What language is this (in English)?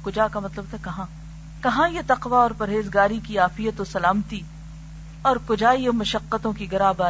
Urdu